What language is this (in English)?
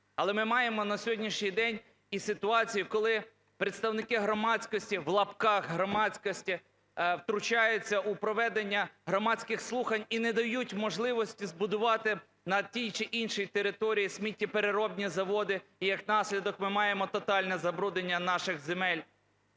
Ukrainian